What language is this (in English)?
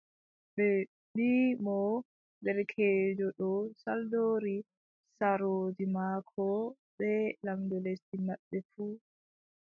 Adamawa Fulfulde